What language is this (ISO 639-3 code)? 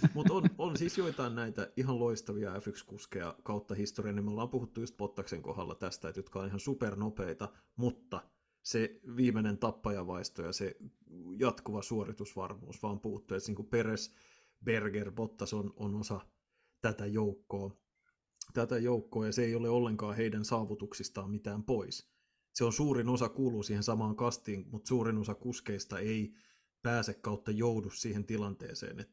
fin